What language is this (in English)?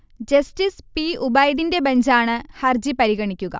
Malayalam